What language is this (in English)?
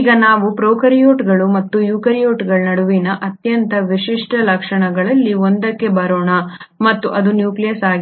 Kannada